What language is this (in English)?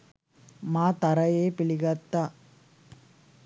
Sinhala